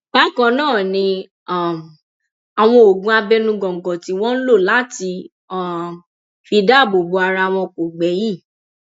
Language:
Yoruba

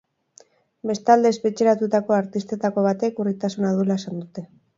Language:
Basque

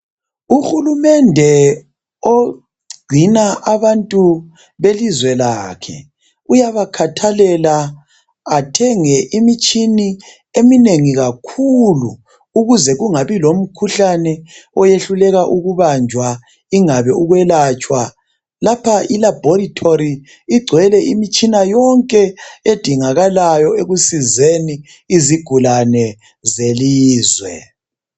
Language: North Ndebele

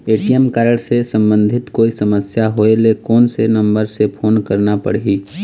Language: Chhattisgarhi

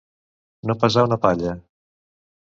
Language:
Catalan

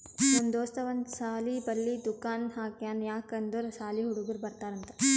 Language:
Kannada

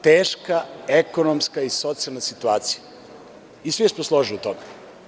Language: Serbian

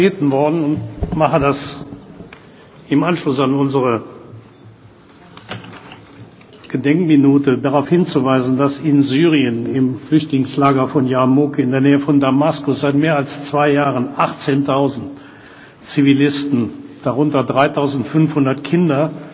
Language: German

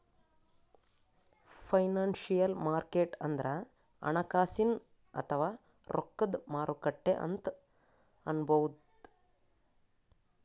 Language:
Kannada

